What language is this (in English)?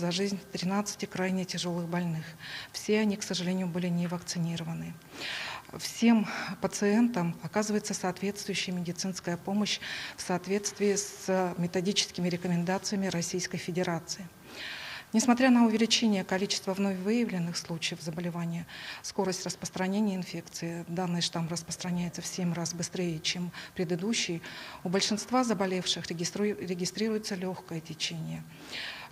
Russian